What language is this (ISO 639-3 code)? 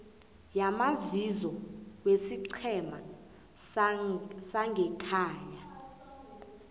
nbl